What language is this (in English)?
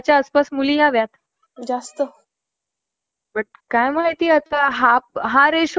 Marathi